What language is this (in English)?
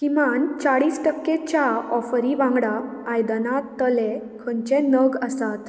Konkani